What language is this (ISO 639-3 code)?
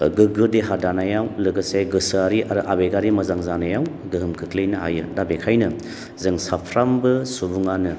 brx